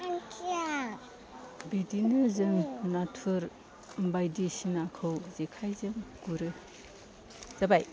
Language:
Bodo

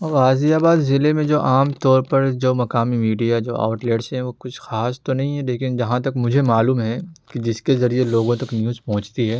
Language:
Urdu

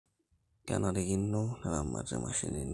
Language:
Masai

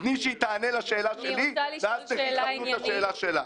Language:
Hebrew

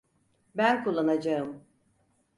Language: Turkish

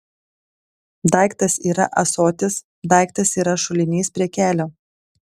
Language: Lithuanian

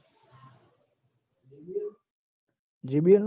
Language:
Gujarati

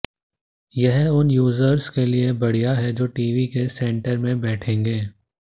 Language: Hindi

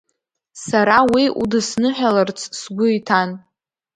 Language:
Abkhazian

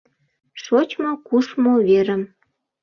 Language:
Mari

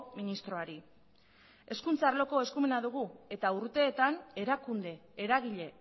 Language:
Basque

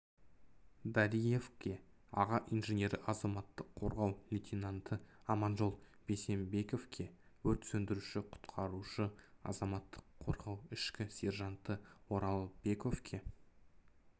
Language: Kazakh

